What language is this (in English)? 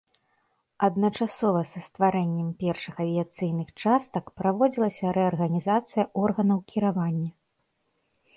Belarusian